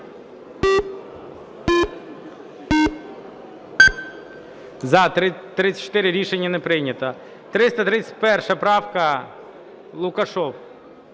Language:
Ukrainian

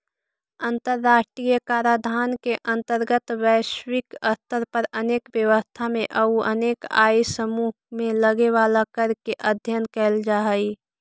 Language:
Magahi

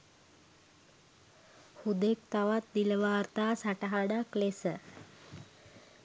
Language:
Sinhala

